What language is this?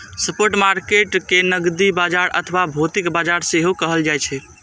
Maithili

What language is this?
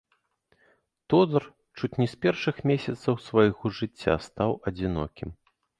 Belarusian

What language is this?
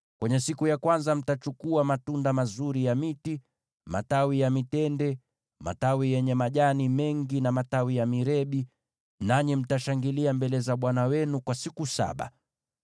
Swahili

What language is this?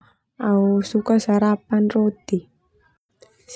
Termanu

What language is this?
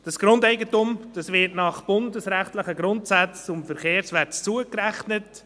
Swiss German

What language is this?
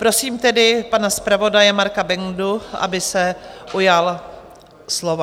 Czech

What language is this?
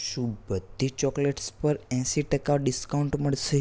Gujarati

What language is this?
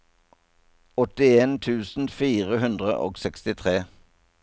Norwegian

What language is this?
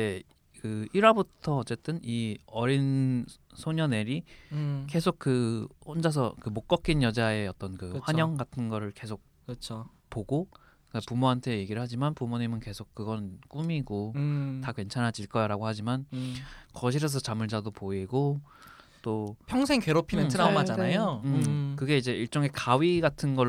Korean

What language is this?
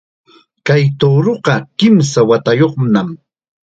Chiquián Ancash Quechua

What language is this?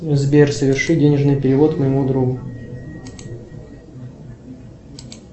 Russian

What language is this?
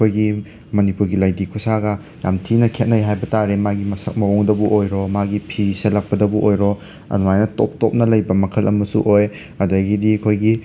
Manipuri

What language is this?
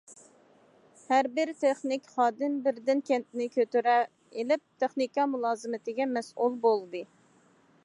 Uyghur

